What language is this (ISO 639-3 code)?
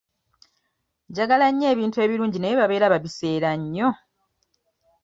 lug